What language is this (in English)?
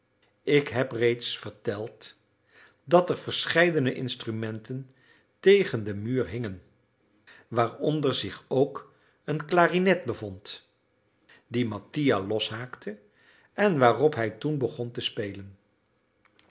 Dutch